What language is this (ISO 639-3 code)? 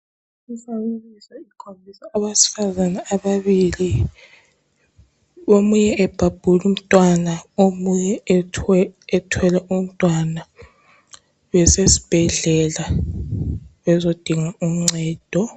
nde